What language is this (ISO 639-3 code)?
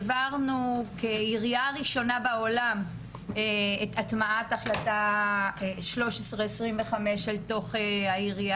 heb